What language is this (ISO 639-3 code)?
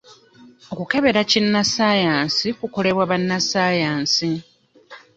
lug